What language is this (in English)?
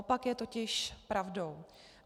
Czech